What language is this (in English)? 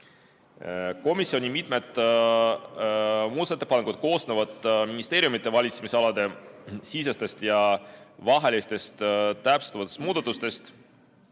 Estonian